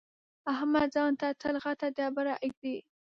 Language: Pashto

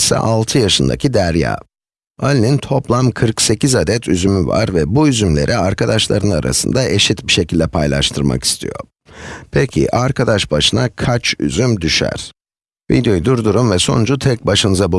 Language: Turkish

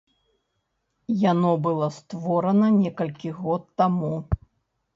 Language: Belarusian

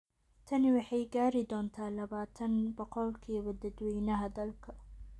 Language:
Somali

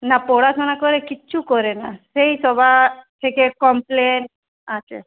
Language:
Bangla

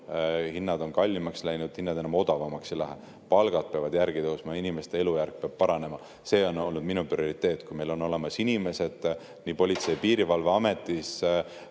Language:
Estonian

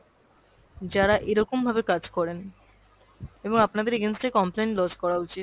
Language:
Bangla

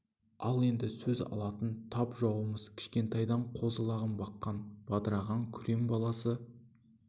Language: Kazakh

